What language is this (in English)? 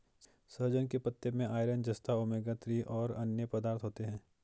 Hindi